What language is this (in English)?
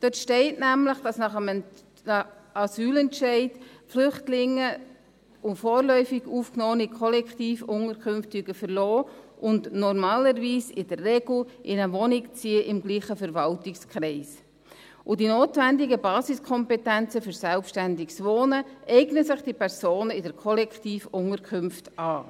Swiss German